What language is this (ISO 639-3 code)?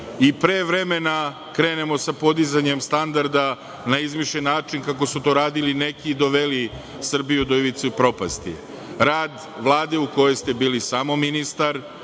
srp